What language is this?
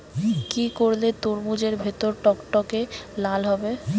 Bangla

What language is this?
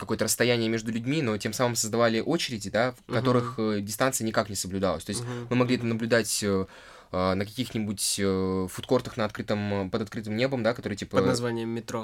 Russian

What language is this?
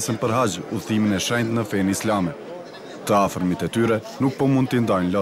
Portuguese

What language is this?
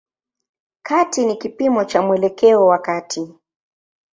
Swahili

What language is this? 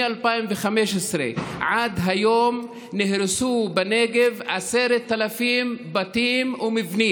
Hebrew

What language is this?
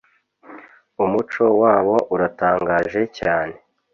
Kinyarwanda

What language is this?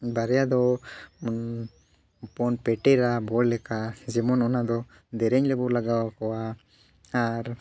Santali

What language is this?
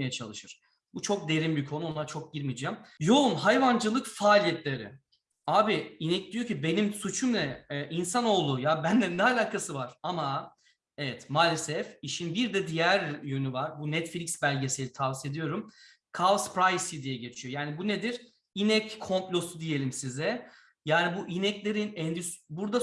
Turkish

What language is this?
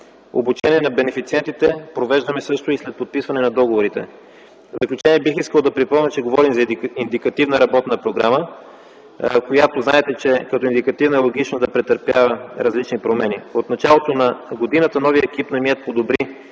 Bulgarian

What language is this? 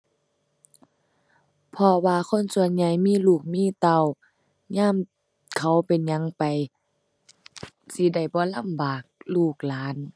Thai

